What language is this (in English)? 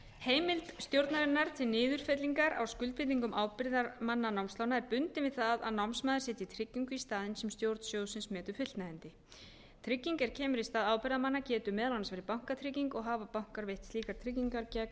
Icelandic